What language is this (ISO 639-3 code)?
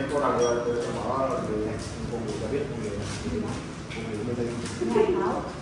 vie